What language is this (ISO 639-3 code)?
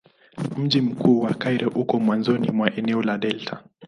swa